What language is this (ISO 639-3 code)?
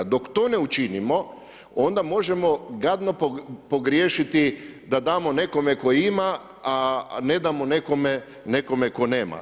hrv